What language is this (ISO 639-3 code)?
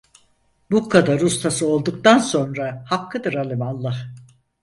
tur